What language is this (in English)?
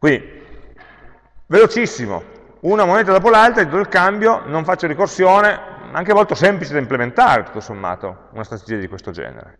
Italian